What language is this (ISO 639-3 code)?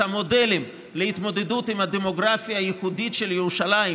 heb